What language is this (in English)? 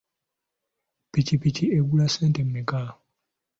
Ganda